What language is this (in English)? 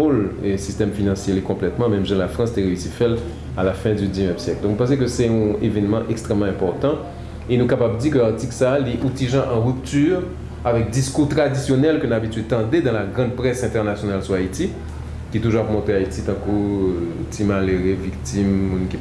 French